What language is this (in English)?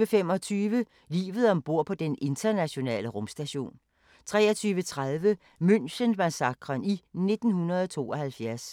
Danish